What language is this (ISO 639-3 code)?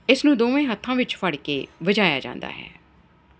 pan